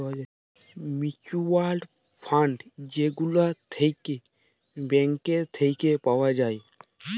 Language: Bangla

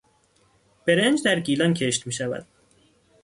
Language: Persian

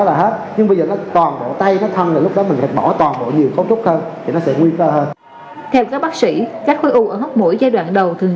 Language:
Vietnamese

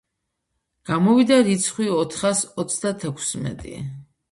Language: Georgian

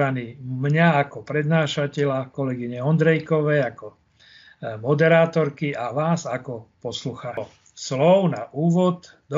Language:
Slovak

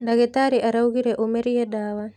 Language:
Kikuyu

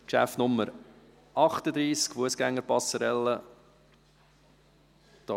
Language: Swiss German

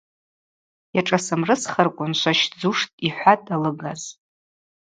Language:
Abaza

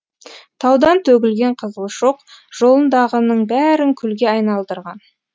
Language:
Kazakh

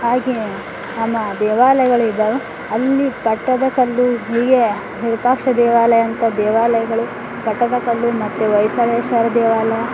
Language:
Kannada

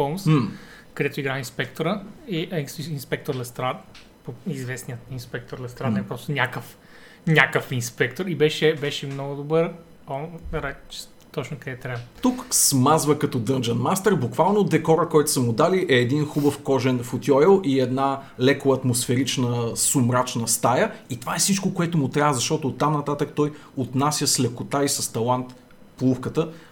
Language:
Bulgarian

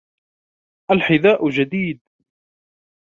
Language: Arabic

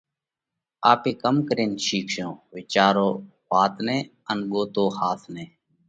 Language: Parkari Koli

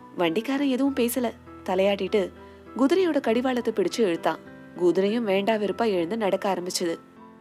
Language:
Tamil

